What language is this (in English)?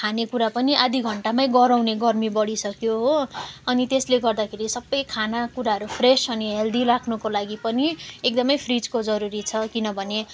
Nepali